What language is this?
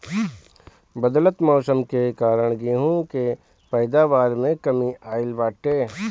Bhojpuri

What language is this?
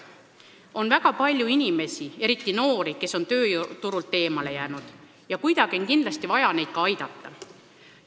Estonian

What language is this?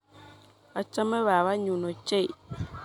Kalenjin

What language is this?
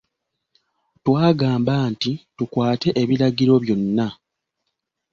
Ganda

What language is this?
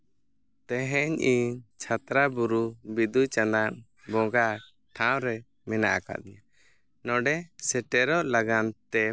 Santali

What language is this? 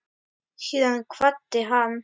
Icelandic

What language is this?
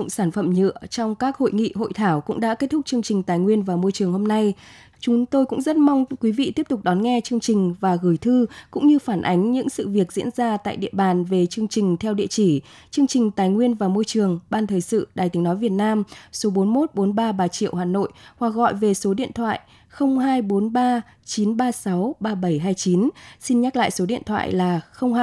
Vietnamese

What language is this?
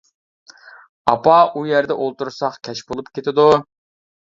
Uyghur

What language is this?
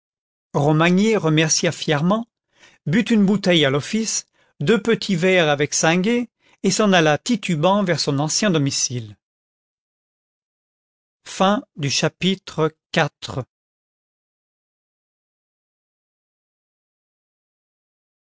French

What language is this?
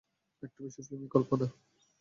Bangla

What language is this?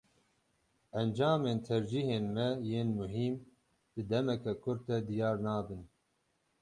Kurdish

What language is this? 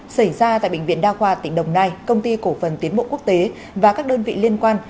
Vietnamese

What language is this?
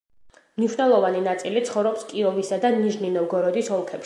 Georgian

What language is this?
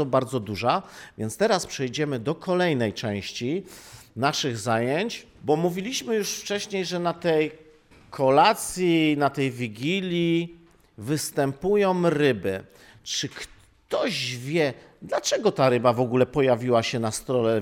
Polish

